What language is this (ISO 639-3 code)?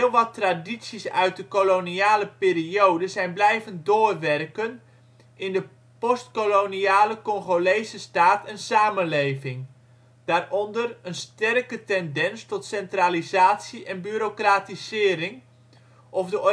nld